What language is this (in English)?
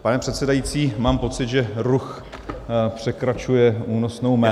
Czech